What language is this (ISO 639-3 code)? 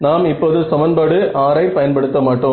tam